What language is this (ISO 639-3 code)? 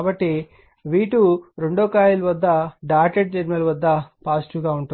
tel